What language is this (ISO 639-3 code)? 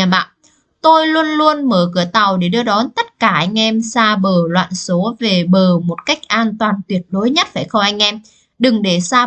vie